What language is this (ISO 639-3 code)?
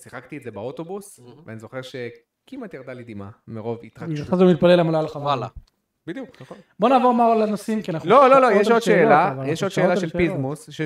heb